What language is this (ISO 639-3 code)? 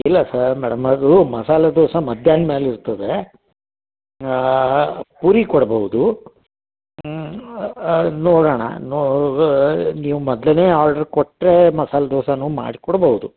kan